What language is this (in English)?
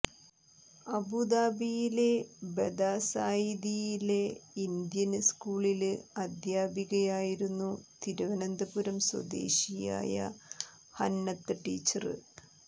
Malayalam